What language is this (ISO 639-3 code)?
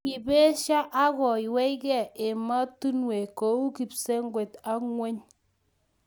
kln